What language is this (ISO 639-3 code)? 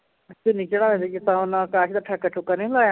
pan